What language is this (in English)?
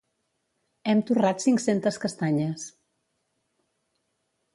Catalan